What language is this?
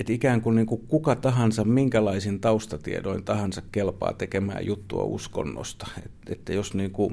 Finnish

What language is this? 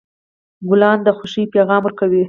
Pashto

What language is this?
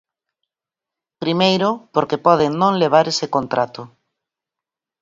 Galician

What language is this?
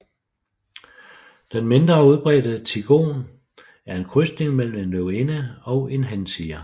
Danish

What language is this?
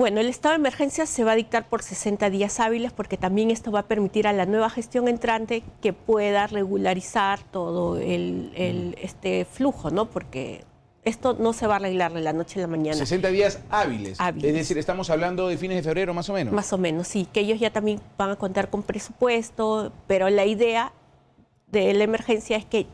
Spanish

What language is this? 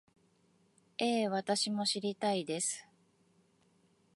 Japanese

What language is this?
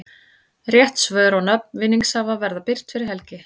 Icelandic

